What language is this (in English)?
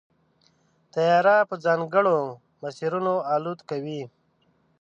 Pashto